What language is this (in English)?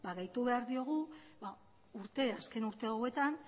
Basque